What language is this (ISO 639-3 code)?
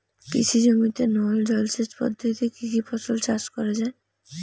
ben